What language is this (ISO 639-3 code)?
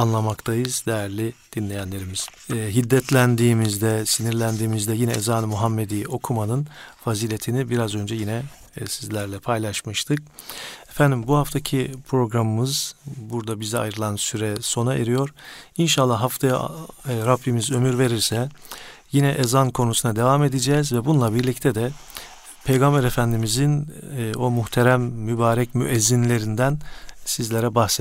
tur